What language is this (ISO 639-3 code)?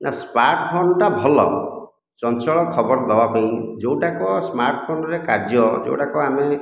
ori